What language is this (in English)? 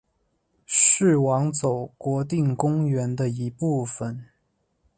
Chinese